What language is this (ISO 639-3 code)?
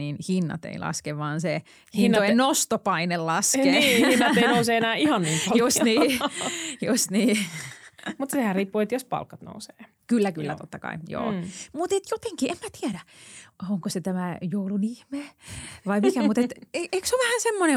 fin